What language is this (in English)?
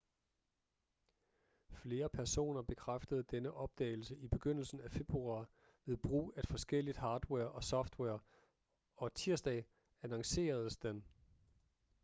Danish